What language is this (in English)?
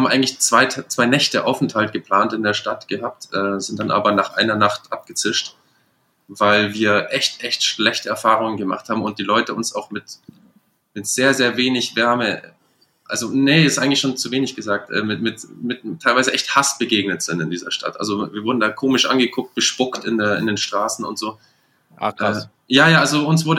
German